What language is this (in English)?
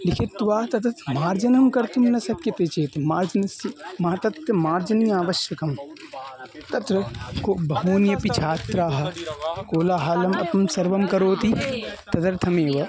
Sanskrit